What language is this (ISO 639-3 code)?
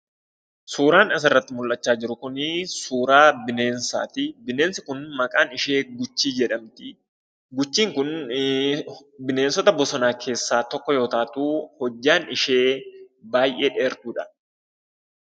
orm